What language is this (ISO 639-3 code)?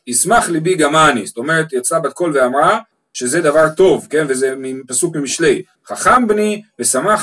heb